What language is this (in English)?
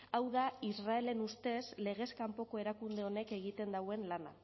Basque